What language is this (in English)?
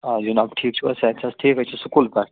Kashmiri